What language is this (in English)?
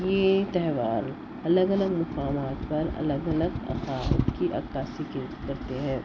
Urdu